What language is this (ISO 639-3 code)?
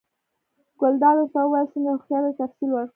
pus